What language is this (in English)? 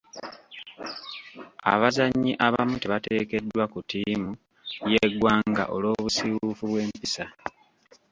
Ganda